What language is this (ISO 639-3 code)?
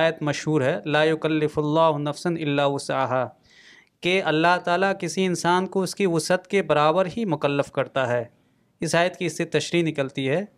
urd